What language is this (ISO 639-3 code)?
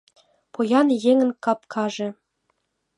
chm